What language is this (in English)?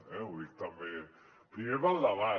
Catalan